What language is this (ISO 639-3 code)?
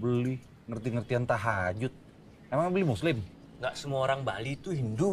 ind